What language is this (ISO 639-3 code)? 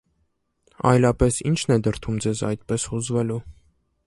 hye